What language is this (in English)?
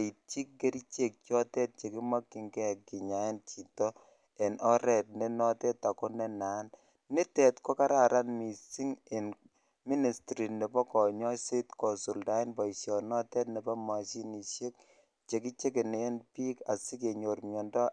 Kalenjin